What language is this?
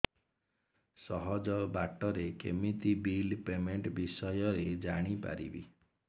Odia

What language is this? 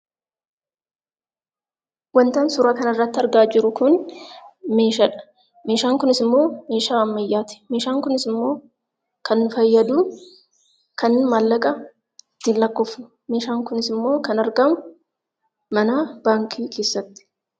Oromo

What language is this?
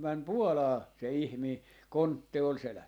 Finnish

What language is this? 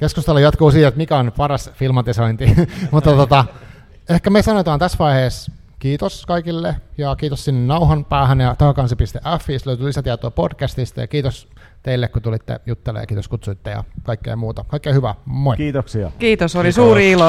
Finnish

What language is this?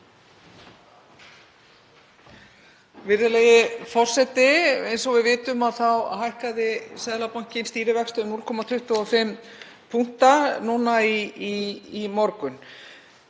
Icelandic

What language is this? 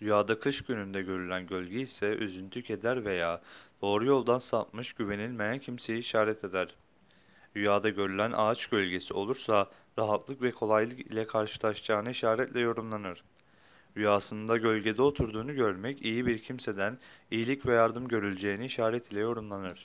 Turkish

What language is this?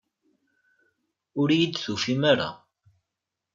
Kabyle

